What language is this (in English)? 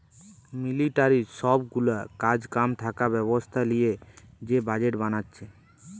Bangla